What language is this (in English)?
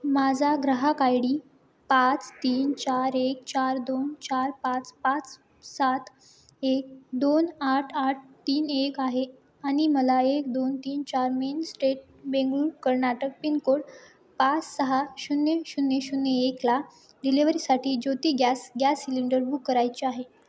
Marathi